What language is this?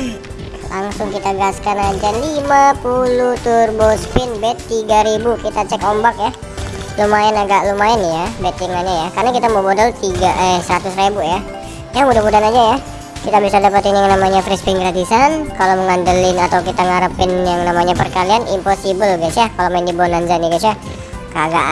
Indonesian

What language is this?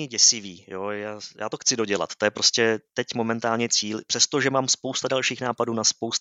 Czech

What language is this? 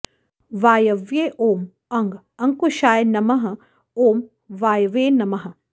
Sanskrit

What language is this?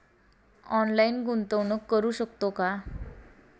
Marathi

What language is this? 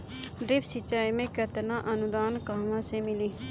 Bhojpuri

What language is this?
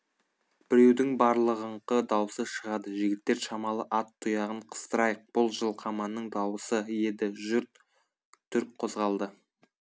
Kazakh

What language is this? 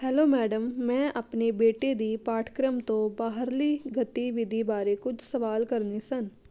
Punjabi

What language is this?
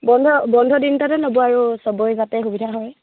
Assamese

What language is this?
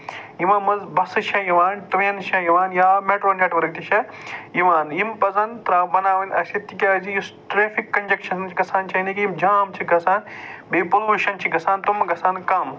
Kashmiri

